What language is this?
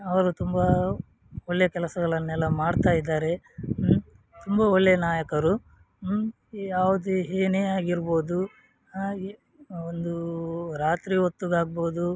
Kannada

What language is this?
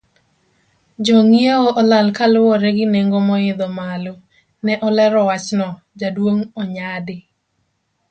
Luo (Kenya and Tanzania)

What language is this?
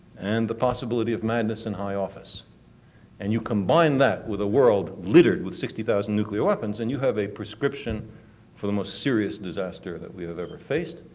English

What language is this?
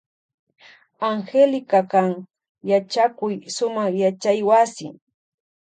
Loja Highland Quichua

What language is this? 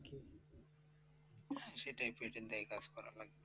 Bangla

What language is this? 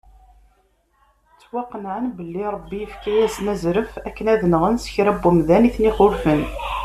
Kabyle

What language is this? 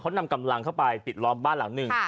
Thai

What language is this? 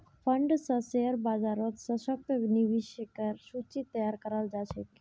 Magahi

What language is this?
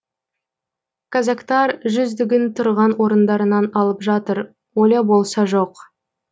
Kazakh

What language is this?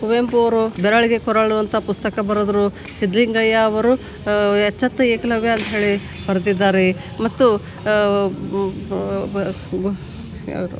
Kannada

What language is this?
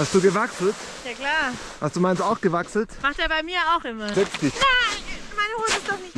German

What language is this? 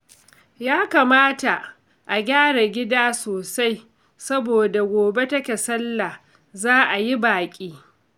Hausa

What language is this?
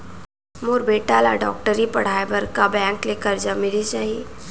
Chhattisgarhi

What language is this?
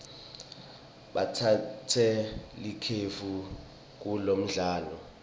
Swati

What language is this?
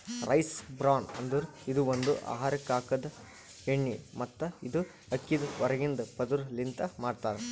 Kannada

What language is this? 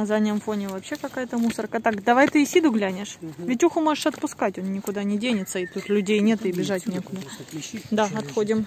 Russian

